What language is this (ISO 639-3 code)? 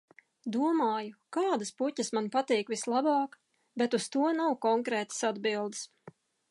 lav